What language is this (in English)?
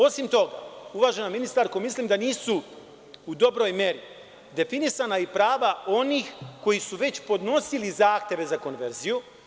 Serbian